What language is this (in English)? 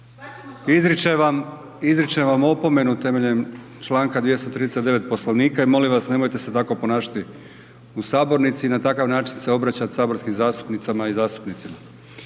Croatian